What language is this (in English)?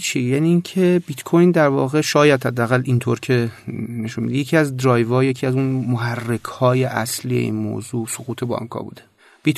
Persian